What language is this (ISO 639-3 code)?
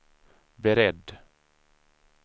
swe